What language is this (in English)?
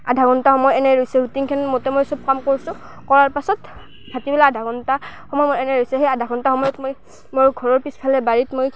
Assamese